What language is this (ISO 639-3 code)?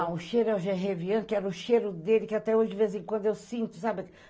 por